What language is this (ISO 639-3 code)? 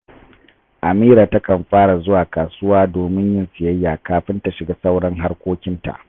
hau